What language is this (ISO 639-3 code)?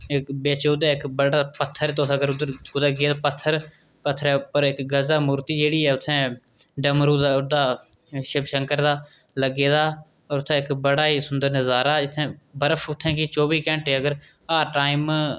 doi